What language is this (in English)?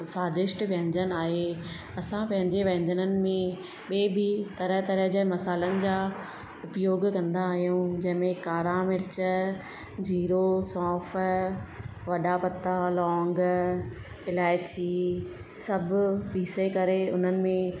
Sindhi